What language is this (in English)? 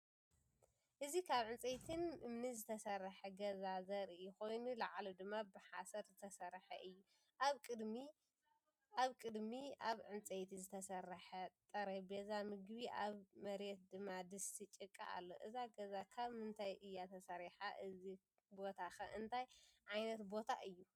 Tigrinya